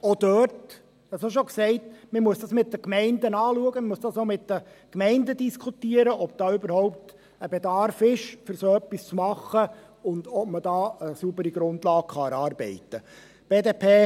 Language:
Swiss German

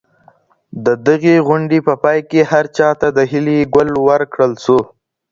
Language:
Pashto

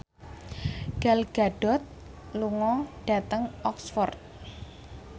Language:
Javanese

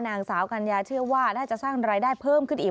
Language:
Thai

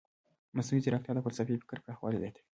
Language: Pashto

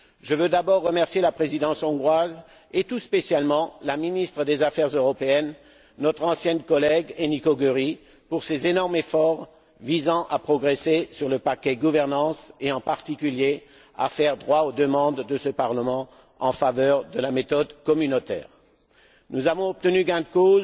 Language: French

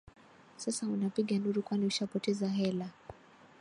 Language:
Swahili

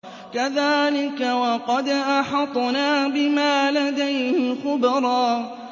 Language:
Arabic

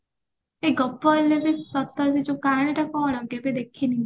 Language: Odia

